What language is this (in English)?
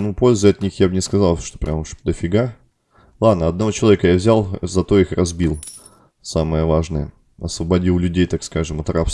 Russian